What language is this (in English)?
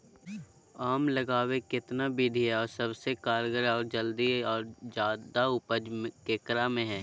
Magahi